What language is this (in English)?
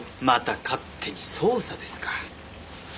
Japanese